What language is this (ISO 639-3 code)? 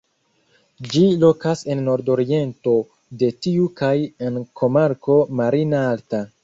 epo